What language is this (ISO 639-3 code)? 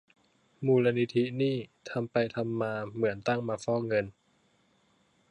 tha